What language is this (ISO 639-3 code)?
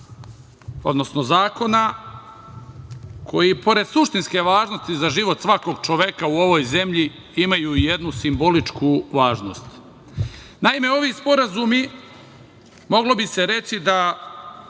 srp